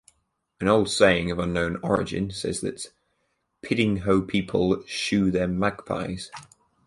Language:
English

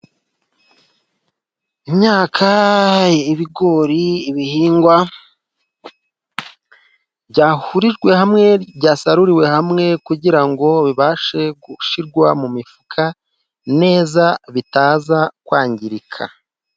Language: Kinyarwanda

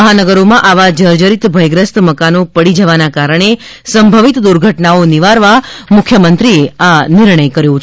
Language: Gujarati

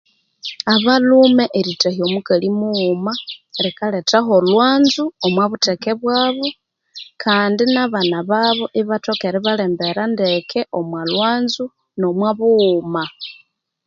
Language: Konzo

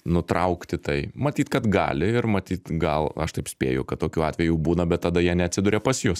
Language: Lithuanian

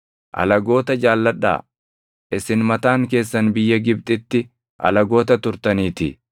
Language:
Oromo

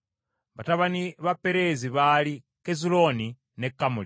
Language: Ganda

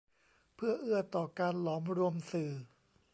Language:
Thai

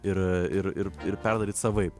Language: Lithuanian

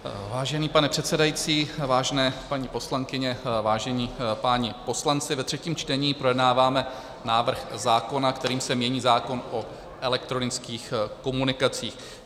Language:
Czech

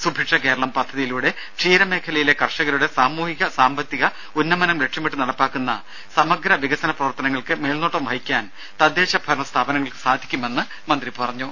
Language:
Malayalam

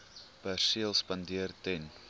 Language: Afrikaans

